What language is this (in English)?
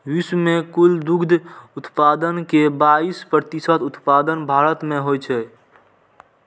Maithili